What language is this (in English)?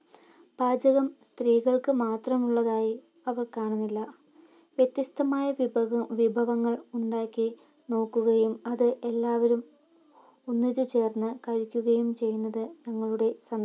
Malayalam